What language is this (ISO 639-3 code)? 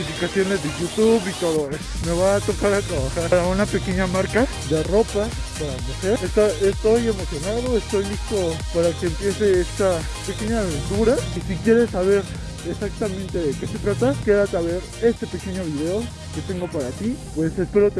spa